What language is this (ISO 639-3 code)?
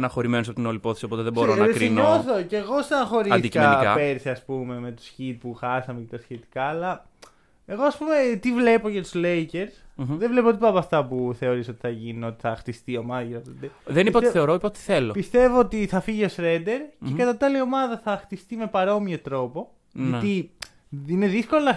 ell